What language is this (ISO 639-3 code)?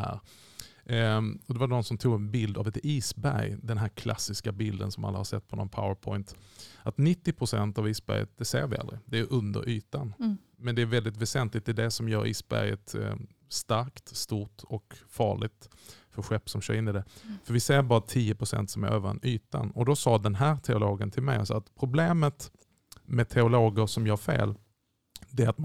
swe